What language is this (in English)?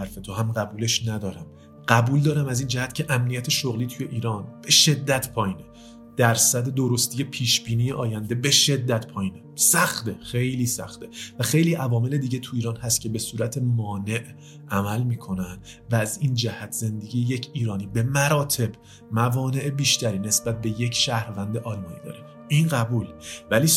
Persian